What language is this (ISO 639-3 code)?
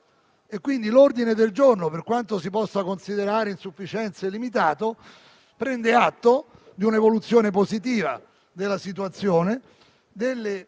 ita